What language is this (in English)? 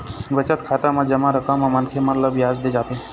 Chhattisgarhi